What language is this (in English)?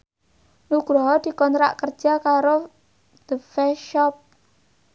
Javanese